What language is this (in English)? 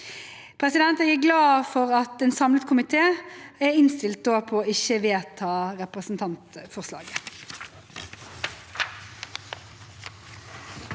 Norwegian